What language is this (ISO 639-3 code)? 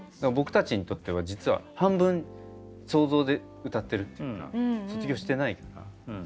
jpn